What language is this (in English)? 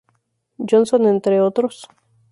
Spanish